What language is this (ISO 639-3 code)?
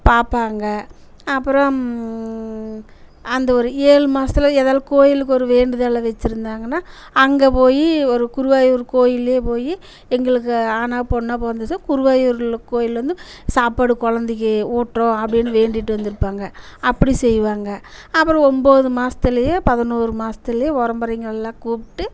tam